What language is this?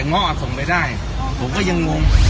Thai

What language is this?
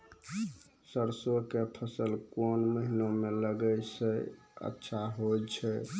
Maithili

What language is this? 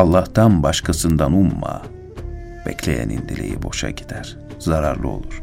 Turkish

